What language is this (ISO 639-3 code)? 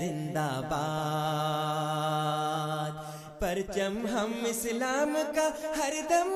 urd